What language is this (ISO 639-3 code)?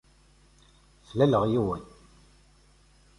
kab